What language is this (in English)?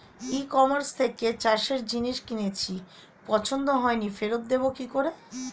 Bangla